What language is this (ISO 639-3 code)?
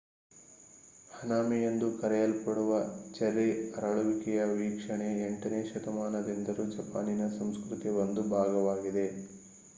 kan